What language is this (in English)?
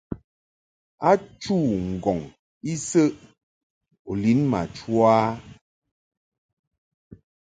Mungaka